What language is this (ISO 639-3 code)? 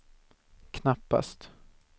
swe